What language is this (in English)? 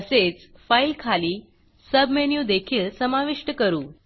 Marathi